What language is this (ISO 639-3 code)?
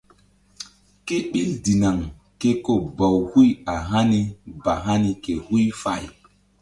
mdd